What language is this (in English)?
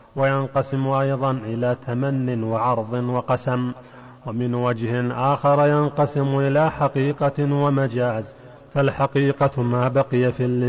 Arabic